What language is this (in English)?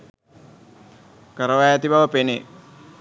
Sinhala